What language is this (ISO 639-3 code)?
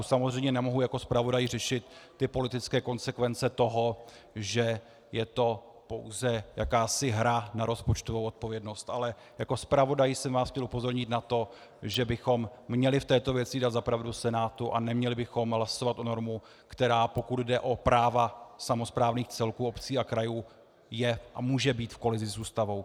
ces